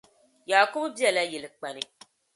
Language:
Dagbani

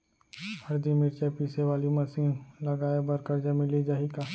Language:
Chhattisgarhi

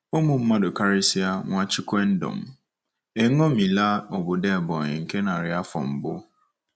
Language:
Igbo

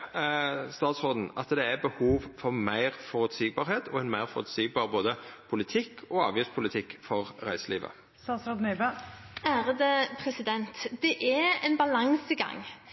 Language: Norwegian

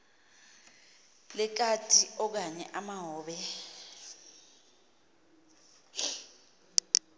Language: Xhosa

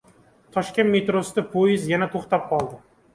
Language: Uzbek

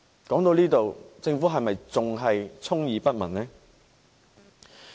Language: Cantonese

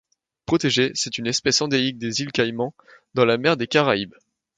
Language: French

